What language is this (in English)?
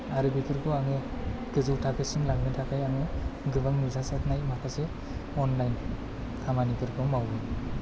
Bodo